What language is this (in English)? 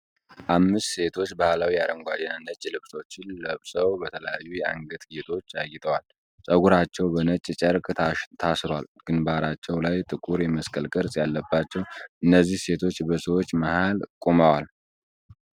Amharic